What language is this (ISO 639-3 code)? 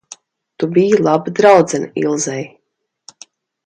lav